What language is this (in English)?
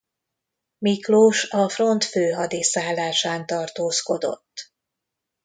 Hungarian